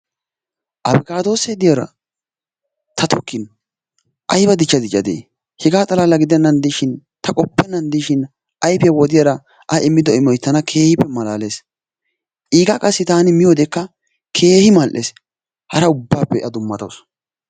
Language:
Wolaytta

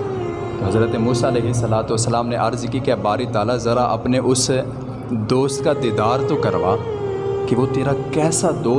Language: Urdu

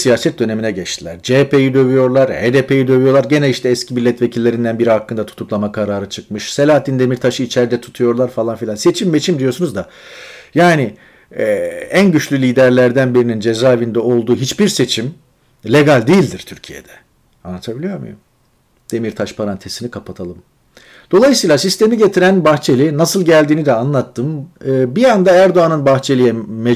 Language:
Turkish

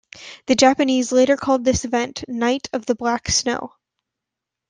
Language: English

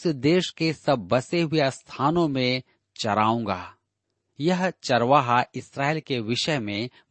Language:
Hindi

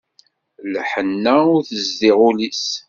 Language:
Kabyle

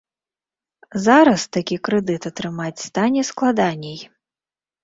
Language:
Belarusian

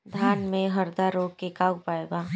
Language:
Bhojpuri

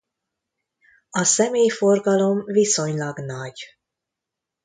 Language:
Hungarian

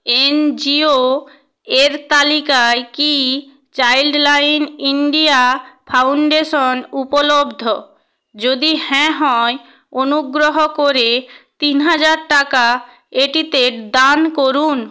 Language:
Bangla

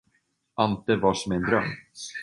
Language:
Swedish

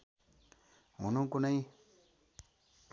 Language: Nepali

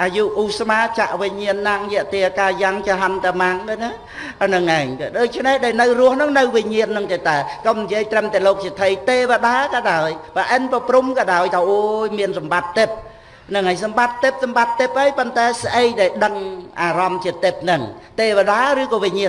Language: Vietnamese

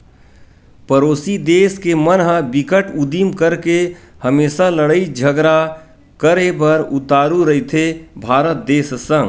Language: Chhattisgarhi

